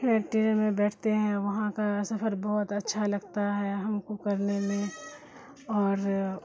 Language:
Urdu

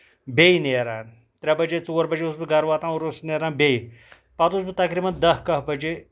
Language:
Kashmiri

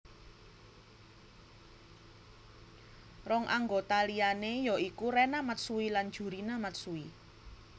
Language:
Javanese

